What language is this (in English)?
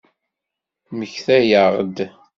Kabyle